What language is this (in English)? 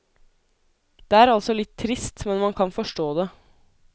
Norwegian